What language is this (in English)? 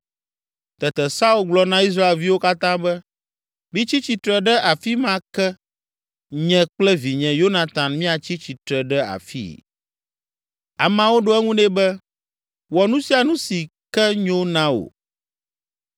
Ewe